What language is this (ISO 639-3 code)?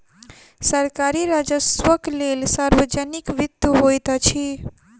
mai